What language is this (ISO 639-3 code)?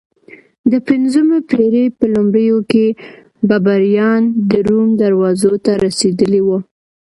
pus